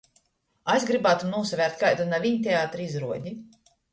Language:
Latgalian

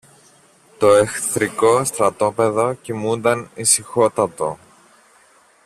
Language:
Greek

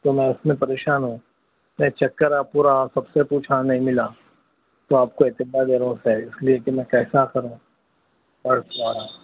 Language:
Urdu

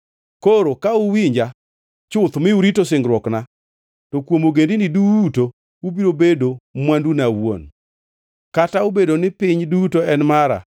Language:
Luo (Kenya and Tanzania)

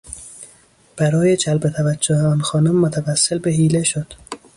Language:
Persian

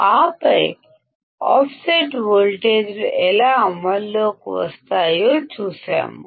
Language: Telugu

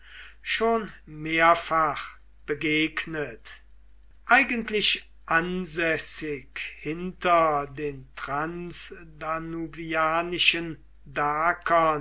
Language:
German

